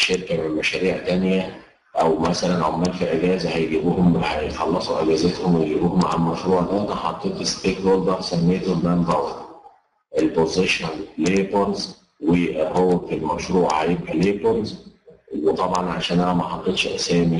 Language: Arabic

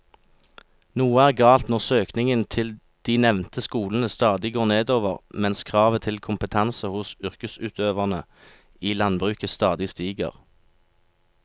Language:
Norwegian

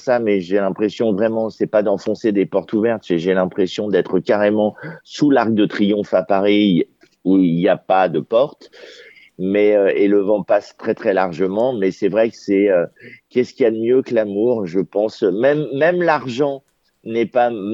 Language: French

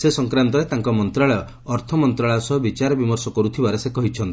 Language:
Odia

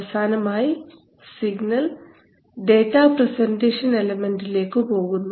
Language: Malayalam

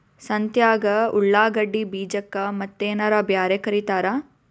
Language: Kannada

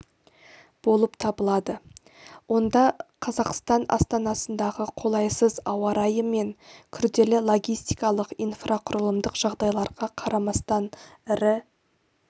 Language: Kazakh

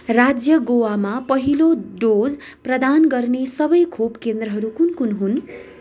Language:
Nepali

